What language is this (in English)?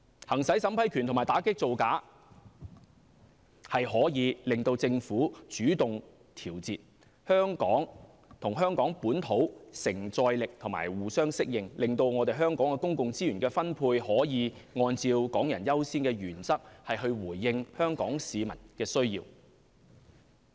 Cantonese